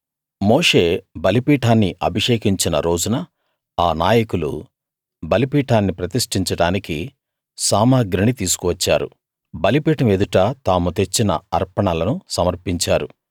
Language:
Telugu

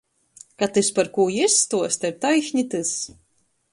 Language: Latgalian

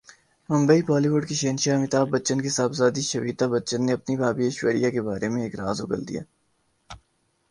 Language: Urdu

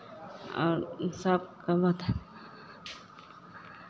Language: Maithili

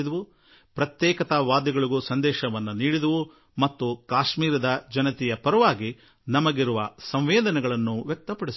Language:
Kannada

